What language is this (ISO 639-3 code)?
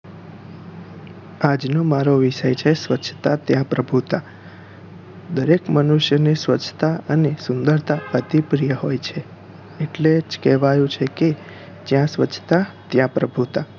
guj